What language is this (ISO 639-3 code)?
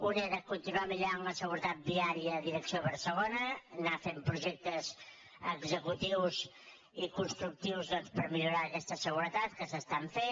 cat